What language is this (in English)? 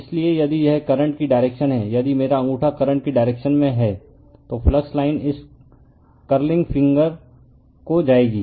Hindi